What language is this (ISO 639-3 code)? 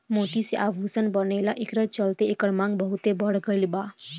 bho